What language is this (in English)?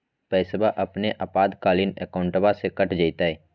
Magahi